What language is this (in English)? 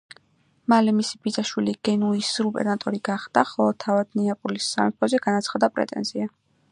Georgian